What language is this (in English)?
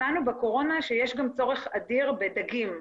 Hebrew